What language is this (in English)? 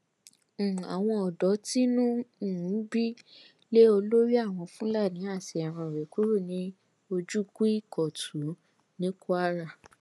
Yoruba